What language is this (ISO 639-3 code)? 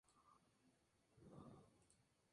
spa